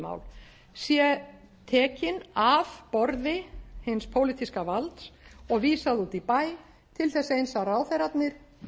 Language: Icelandic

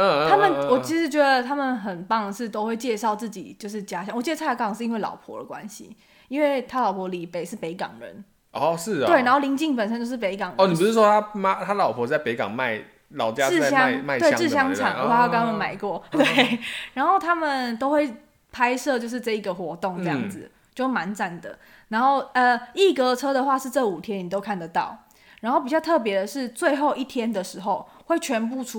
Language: Chinese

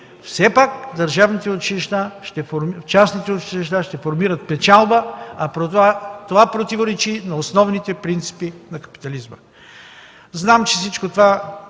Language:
Bulgarian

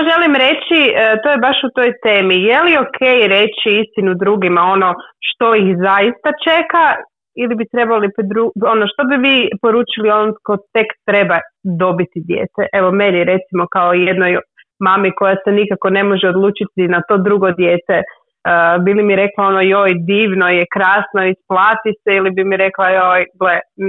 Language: Croatian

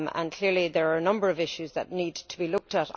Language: English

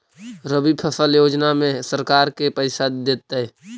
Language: Magahi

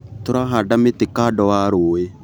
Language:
Kikuyu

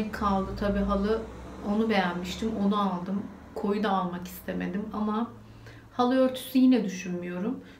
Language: Turkish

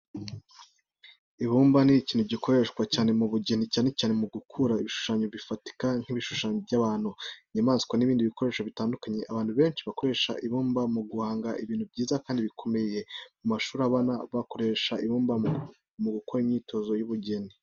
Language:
Kinyarwanda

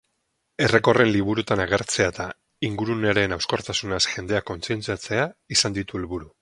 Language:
Basque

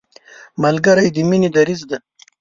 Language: Pashto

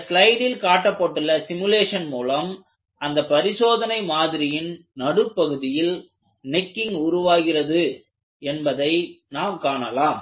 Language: Tamil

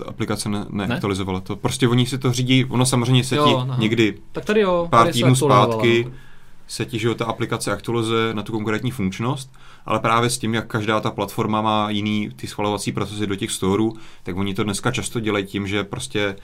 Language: Czech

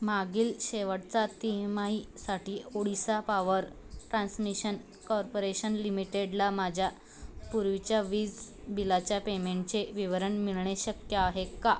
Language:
Marathi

